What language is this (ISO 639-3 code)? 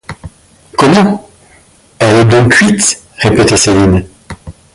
fra